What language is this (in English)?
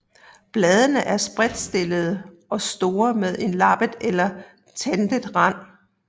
Danish